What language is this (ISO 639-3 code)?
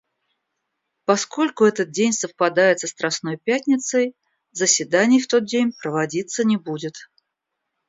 rus